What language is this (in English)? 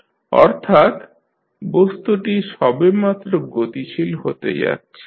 Bangla